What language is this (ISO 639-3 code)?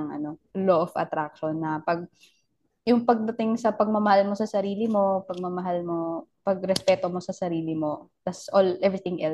fil